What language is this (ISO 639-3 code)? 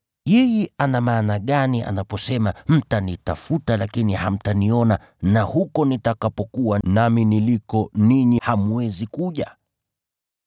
swa